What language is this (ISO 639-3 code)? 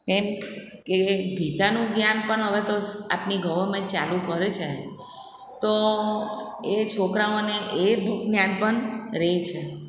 guj